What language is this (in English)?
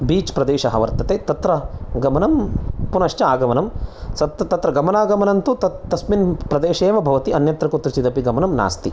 Sanskrit